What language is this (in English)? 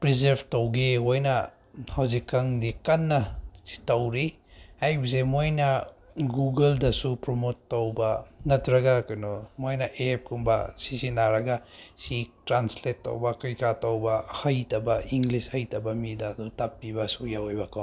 Manipuri